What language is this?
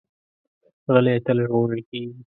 Pashto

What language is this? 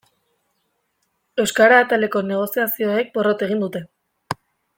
Basque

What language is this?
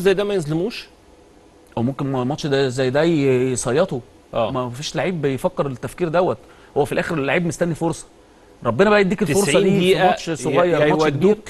Arabic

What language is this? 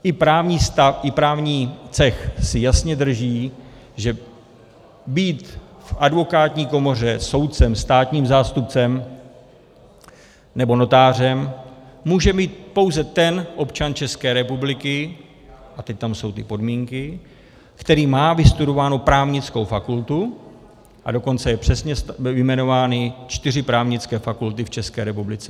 Czech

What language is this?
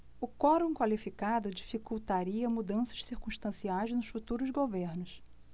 Portuguese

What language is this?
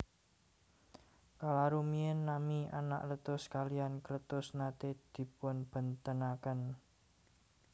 Javanese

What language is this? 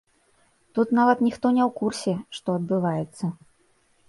Belarusian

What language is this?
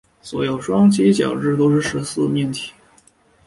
Chinese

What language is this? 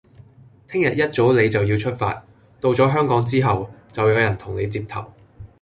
Cantonese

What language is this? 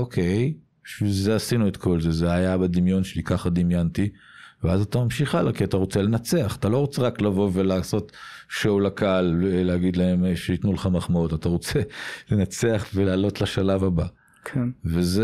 Hebrew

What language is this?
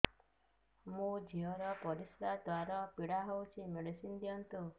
Odia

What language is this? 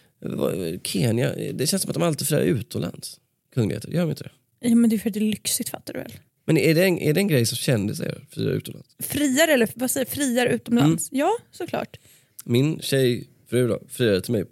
Swedish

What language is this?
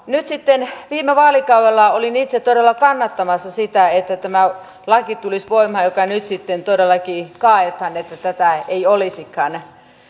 Finnish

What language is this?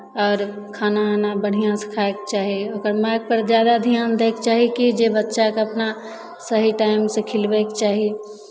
Maithili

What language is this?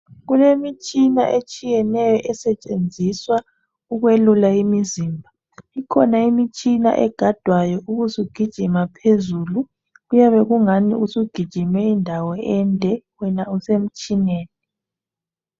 North Ndebele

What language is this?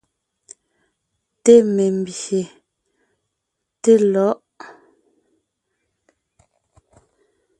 Ngiemboon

